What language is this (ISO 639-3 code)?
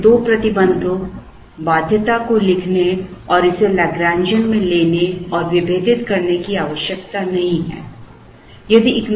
hin